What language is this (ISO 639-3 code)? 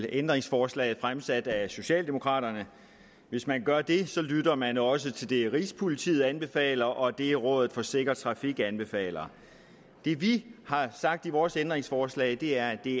dan